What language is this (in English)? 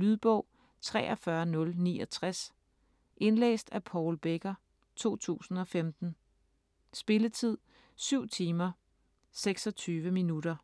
Danish